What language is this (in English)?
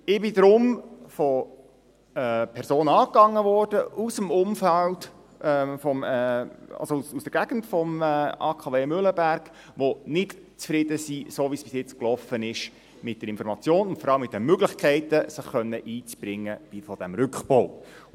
Swiss German